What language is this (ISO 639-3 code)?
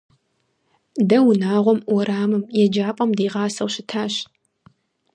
kbd